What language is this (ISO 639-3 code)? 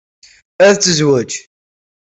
kab